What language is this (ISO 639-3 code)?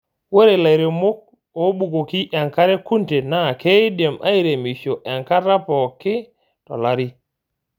mas